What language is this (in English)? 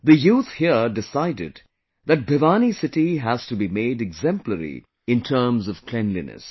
English